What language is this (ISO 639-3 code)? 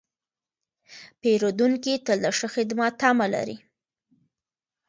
pus